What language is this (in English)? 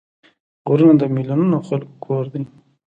Pashto